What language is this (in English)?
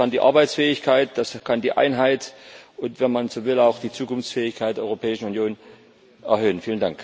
German